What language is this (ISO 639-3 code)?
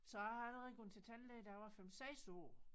dan